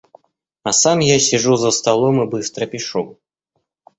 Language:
Russian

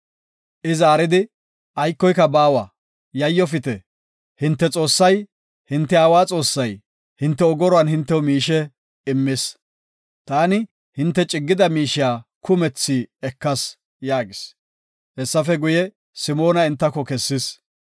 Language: Gofa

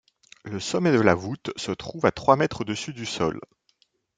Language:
French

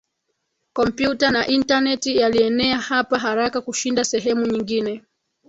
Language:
Swahili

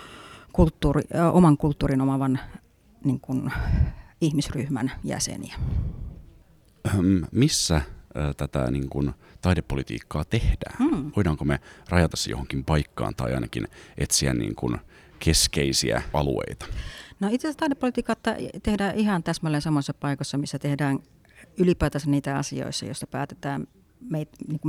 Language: Finnish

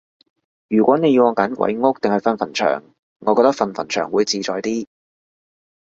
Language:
Cantonese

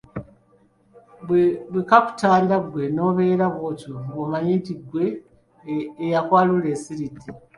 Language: Ganda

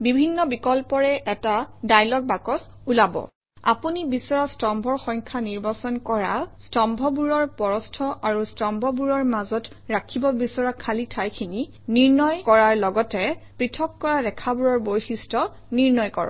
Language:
Assamese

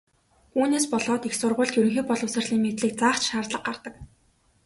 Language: Mongolian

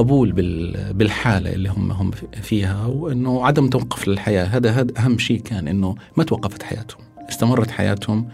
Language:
Arabic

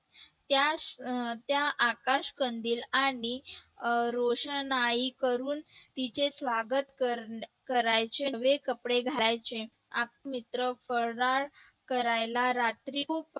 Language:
Marathi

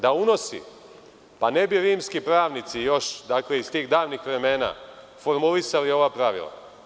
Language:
Serbian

